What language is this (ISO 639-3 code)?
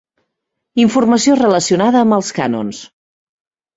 cat